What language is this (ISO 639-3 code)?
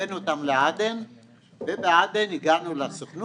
heb